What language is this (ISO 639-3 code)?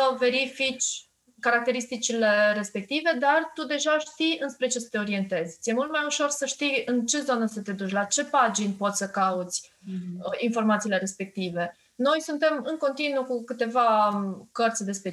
ron